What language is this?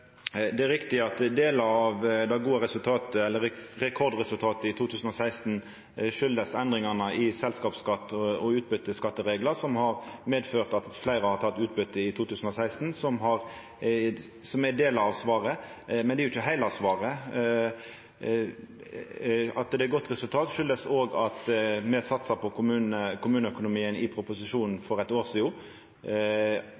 Norwegian Nynorsk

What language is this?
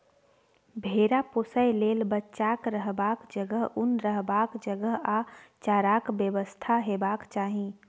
Maithili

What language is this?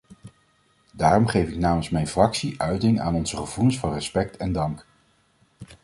Dutch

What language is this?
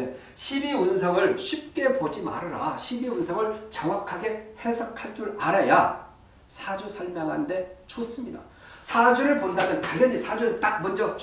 Korean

